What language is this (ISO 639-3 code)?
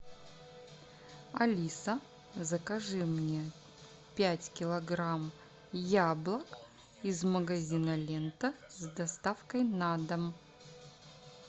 rus